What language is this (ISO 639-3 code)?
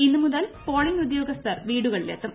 mal